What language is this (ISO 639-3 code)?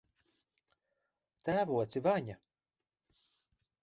lav